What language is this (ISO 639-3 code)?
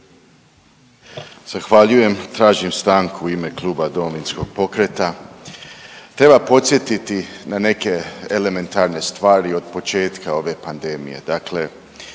hrv